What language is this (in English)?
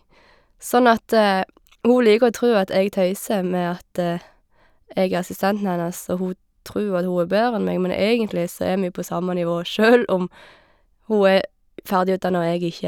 Norwegian